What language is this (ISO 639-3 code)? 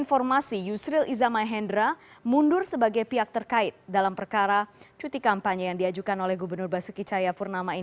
ind